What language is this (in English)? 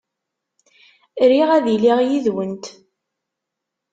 Kabyle